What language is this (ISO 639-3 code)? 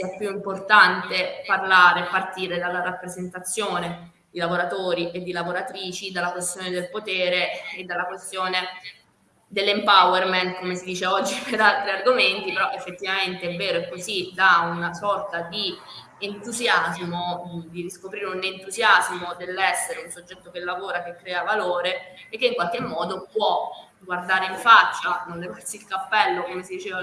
ita